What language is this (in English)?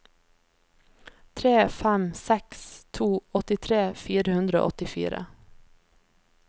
Norwegian